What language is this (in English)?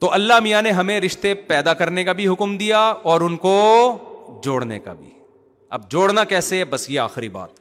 Urdu